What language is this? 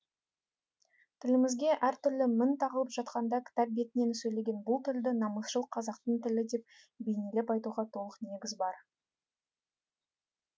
Kazakh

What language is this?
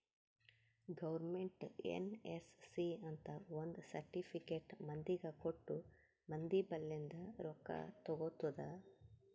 Kannada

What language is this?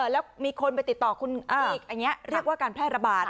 Thai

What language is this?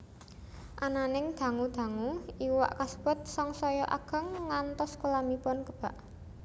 Javanese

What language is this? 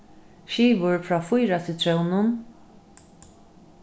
Faroese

